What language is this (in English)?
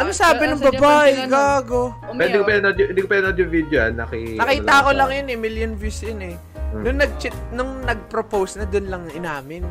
Filipino